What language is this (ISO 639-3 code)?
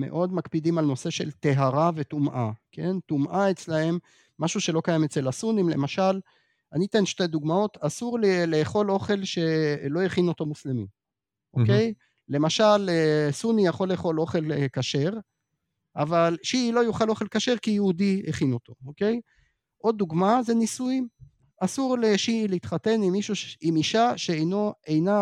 heb